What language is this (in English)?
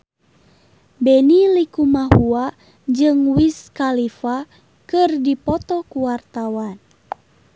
Sundanese